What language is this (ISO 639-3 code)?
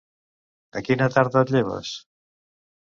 cat